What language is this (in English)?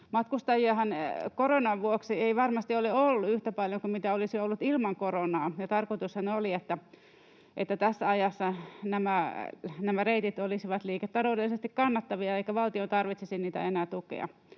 Finnish